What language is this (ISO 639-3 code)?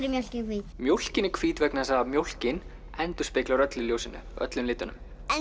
isl